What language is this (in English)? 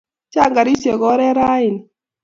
Kalenjin